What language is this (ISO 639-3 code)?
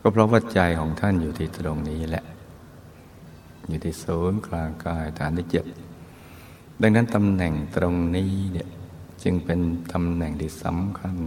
tha